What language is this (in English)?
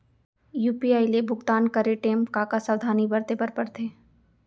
Chhattisgarhi